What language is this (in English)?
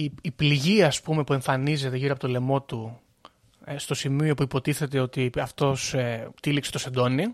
Greek